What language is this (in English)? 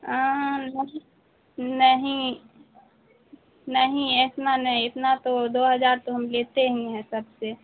Urdu